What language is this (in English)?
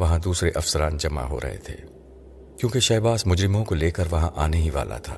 Urdu